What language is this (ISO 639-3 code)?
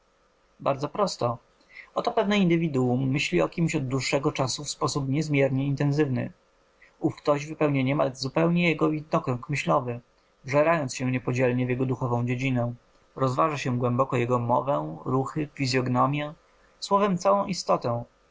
pol